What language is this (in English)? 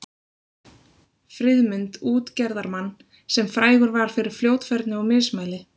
Icelandic